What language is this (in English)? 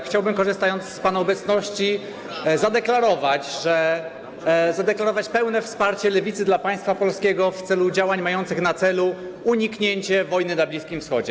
Polish